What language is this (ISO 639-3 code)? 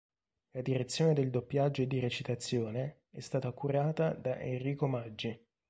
ita